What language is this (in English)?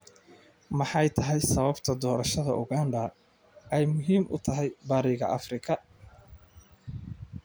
Somali